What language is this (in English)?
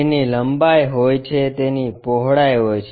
Gujarati